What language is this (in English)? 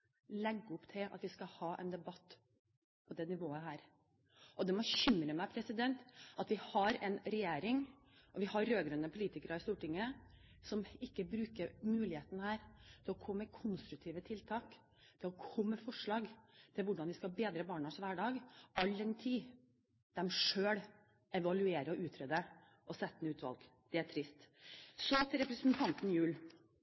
Norwegian Bokmål